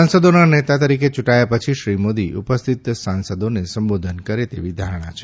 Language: Gujarati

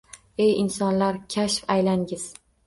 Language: Uzbek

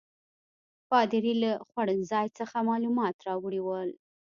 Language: Pashto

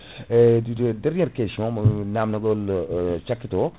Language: Fula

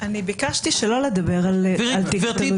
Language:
Hebrew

